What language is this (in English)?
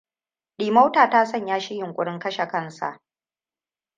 Hausa